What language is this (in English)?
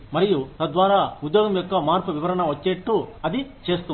Telugu